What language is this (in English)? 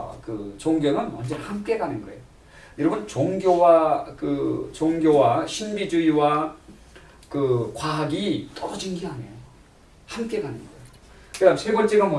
Korean